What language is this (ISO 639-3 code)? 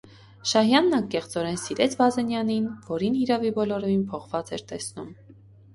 hye